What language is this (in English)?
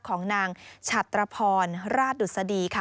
Thai